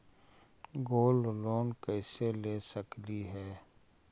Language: Magahi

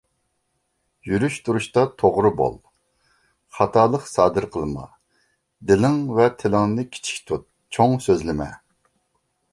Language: Uyghur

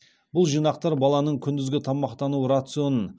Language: Kazakh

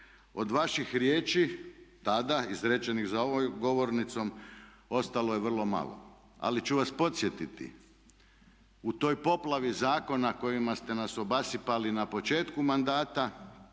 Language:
Croatian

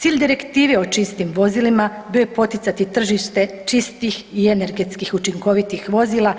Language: Croatian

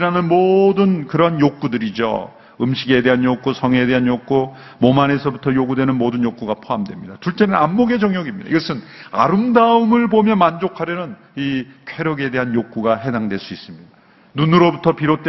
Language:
Korean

